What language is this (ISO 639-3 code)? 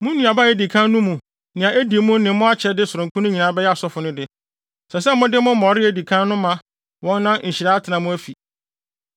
aka